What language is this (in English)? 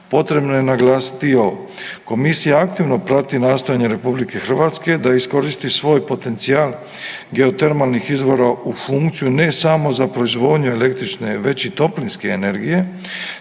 Croatian